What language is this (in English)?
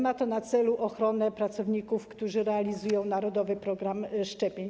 Polish